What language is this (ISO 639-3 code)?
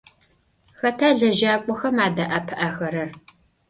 ady